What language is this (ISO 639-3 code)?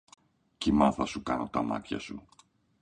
ell